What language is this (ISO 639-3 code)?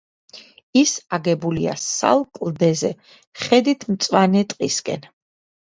kat